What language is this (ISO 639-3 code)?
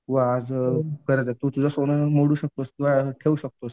mar